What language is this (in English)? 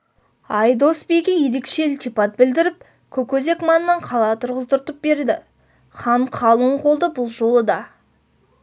Kazakh